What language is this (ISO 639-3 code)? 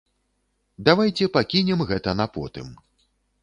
bel